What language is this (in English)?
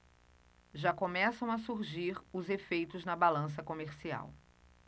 Portuguese